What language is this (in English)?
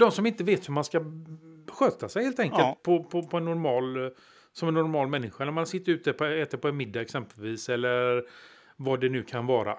Swedish